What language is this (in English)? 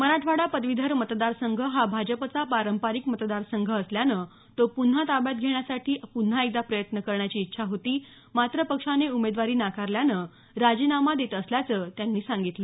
Marathi